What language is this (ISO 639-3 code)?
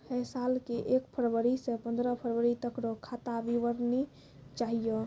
mai